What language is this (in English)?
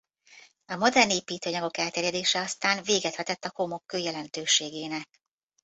Hungarian